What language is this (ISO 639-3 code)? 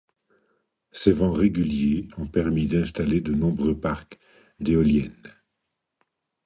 fra